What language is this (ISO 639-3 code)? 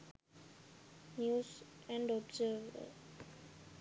sin